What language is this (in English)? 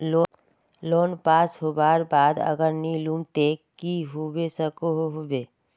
Magahi